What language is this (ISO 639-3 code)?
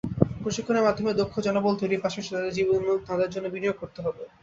ben